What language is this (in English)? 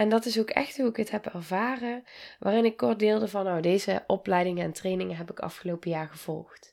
Dutch